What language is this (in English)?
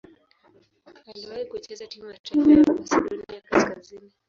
Swahili